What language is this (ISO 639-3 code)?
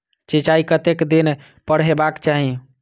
mai